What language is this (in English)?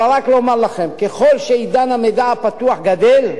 Hebrew